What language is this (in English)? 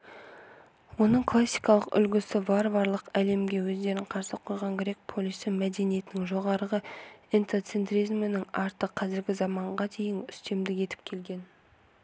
Kazakh